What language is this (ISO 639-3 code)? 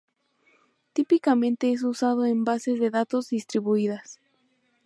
spa